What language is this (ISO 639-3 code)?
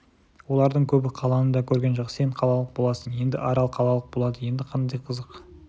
kaz